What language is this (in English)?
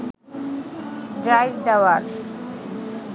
Bangla